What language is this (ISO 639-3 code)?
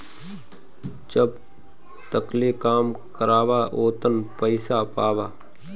bho